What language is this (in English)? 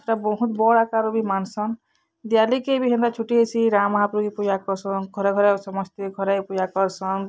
Odia